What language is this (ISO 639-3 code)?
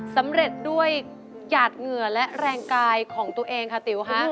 tha